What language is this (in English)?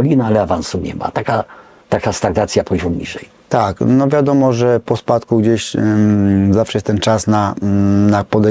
Polish